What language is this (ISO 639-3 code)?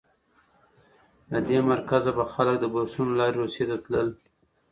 pus